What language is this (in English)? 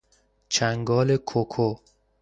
Persian